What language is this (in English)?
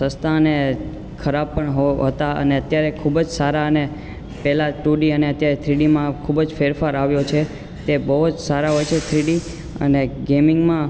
Gujarati